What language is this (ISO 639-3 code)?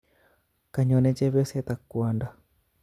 kln